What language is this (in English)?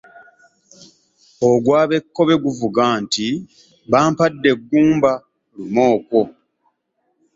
Ganda